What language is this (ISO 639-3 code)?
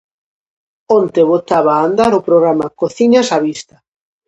glg